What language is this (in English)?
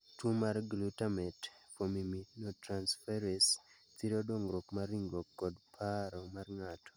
Luo (Kenya and Tanzania)